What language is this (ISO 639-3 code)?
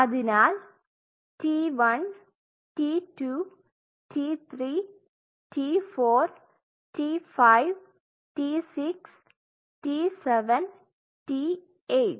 mal